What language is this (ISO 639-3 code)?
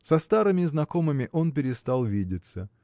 rus